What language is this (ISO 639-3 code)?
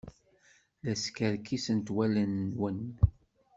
kab